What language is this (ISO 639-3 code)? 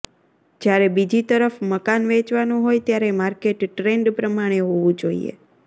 guj